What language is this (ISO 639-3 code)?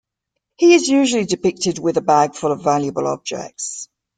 eng